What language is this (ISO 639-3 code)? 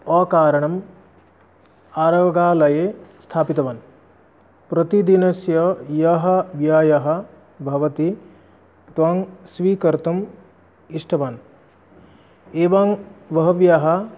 san